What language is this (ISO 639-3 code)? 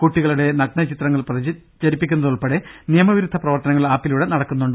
mal